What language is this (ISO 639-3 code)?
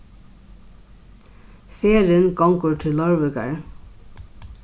fao